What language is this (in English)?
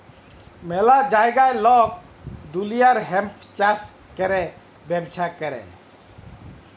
Bangla